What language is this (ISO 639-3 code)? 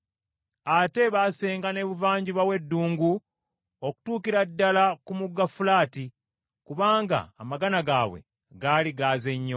lug